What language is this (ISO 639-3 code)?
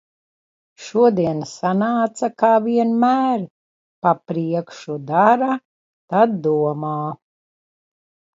lav